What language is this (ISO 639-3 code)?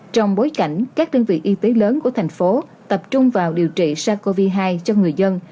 vie